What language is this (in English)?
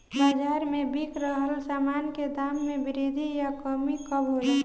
Bhojpuri